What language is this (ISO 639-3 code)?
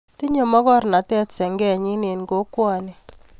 kln